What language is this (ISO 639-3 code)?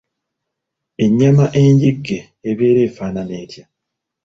lug